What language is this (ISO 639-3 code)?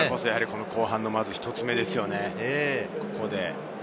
jpn